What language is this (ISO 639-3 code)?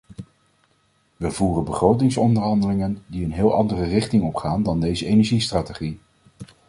nld